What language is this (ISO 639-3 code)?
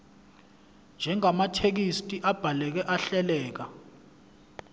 zul